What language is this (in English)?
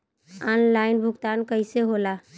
Bhojpuri